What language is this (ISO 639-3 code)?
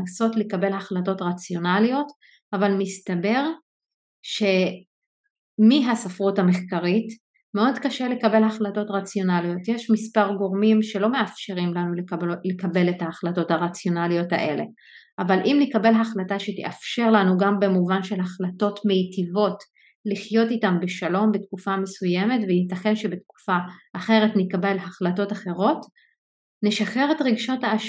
heb